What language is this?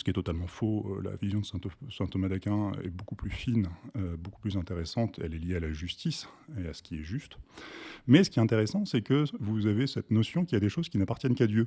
French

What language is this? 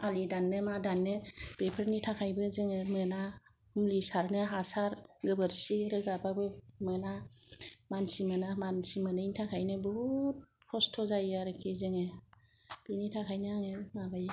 Bodo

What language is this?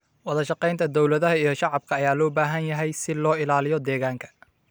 Somali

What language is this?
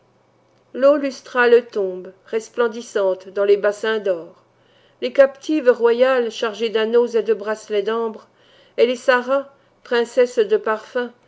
French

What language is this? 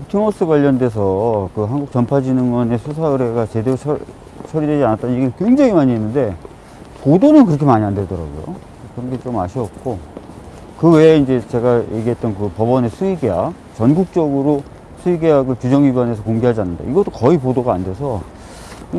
Korean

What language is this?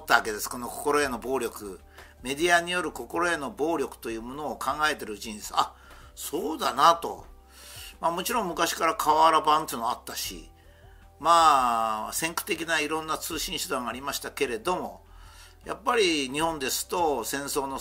Japanese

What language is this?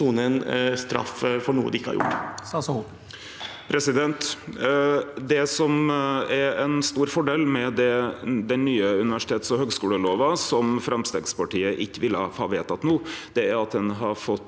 Norwegian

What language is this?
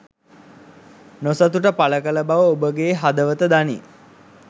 Sinhala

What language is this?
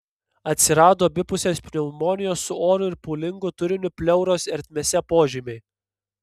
Lithuanian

